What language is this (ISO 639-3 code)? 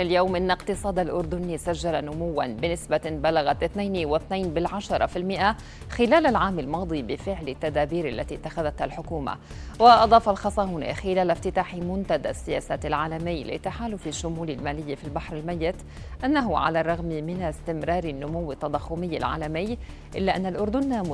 ara